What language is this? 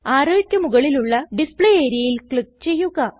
Malayalam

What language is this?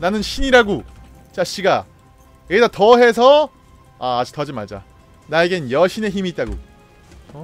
Korean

